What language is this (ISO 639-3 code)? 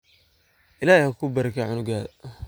som